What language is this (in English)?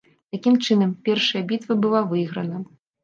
Belarusian